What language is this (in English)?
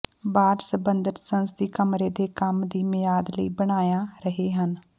Punjabi